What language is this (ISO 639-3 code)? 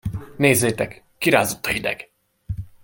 hun